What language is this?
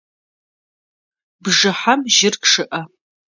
Adyghe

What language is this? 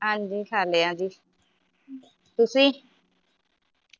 Punjabi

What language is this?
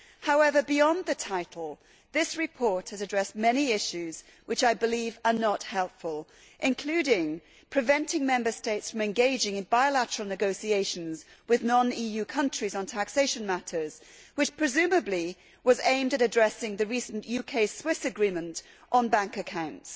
English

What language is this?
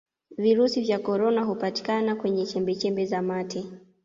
Swahili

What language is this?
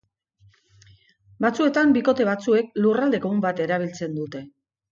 Basque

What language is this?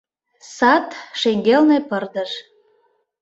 Mari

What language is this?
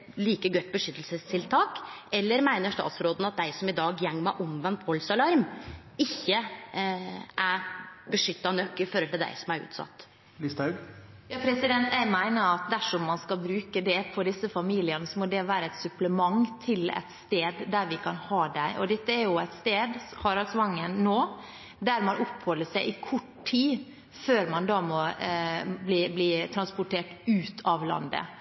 Norwegian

